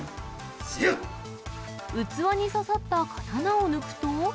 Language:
Japanese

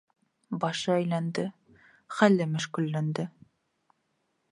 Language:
Bashkir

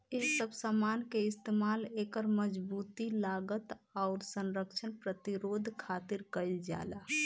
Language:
Bhojpuri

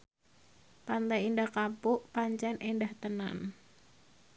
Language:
Javanese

